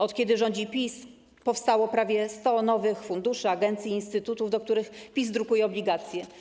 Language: Polish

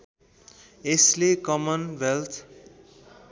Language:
Nepali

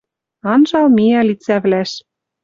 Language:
Western Mari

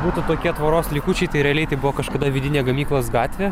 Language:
Lithuanian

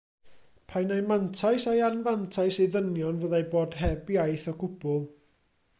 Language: Welsh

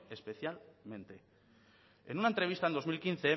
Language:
Spanish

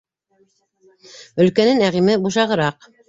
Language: Bashkir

